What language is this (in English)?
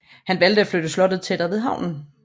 Danish